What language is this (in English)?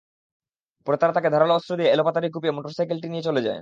Bangla